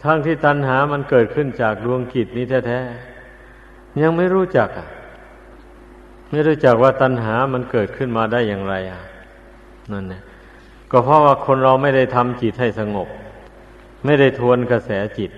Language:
Thai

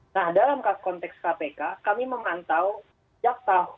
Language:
Indonesian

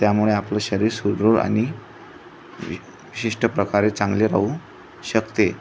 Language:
Marathi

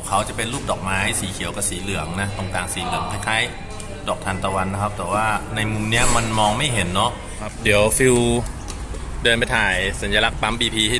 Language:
Thai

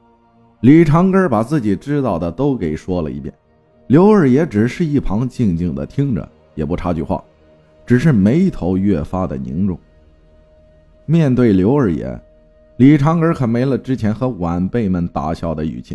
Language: Chinese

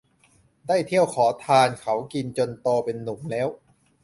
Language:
Thai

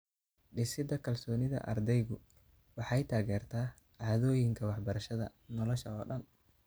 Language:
Somali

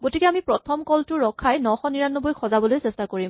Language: Assamese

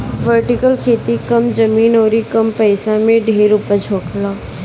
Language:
Bhojpuri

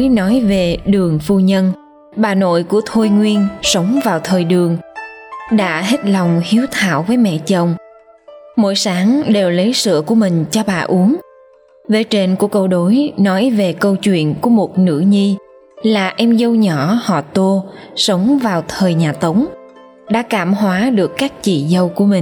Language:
Vietnamese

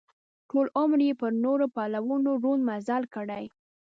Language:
Pashto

